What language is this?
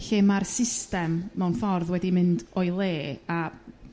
Welsh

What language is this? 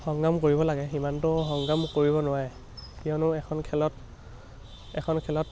Assamese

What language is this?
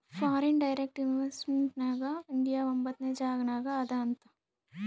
Kannada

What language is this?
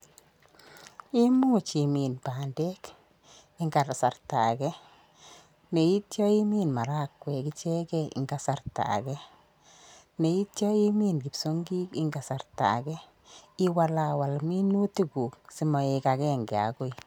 Kalenjin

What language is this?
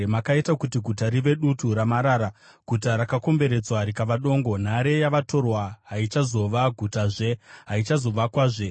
Shona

